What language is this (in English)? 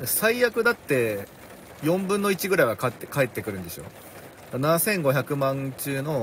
Japanese